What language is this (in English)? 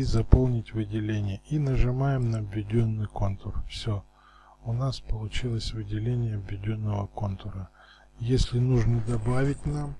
Russian